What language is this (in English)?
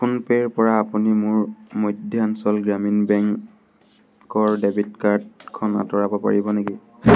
Assamese